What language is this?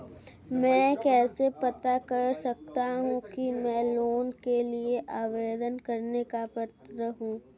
Hindi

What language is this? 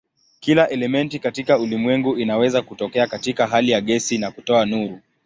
Swahili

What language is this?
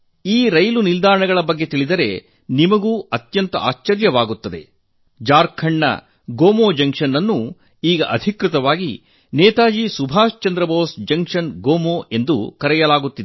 Kannada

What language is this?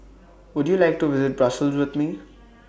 English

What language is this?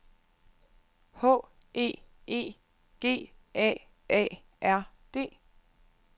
Danish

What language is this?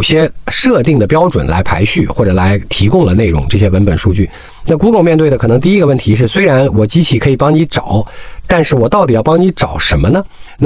Chinese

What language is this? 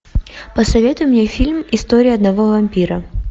Russian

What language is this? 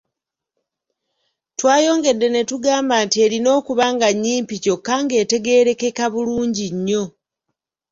Ganda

